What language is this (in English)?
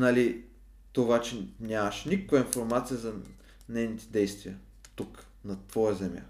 Bulgarian